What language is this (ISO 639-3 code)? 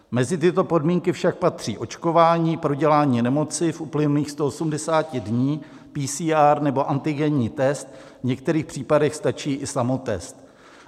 ces